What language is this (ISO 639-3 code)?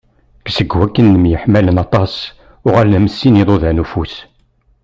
kab